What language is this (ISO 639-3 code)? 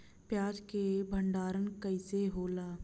bho